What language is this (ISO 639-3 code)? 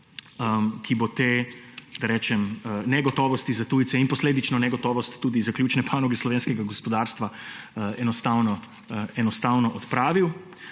slv